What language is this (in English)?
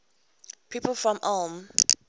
English